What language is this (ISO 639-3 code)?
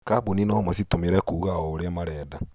kik